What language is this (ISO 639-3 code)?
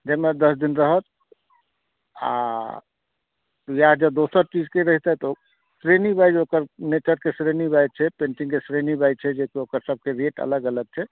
mai